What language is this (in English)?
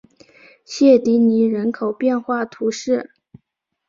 Chinese